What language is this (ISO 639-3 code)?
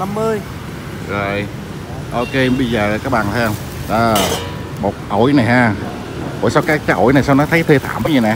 vie